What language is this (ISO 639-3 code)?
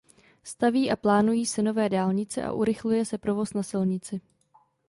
ces